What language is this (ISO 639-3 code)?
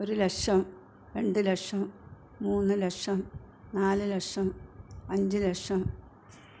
mal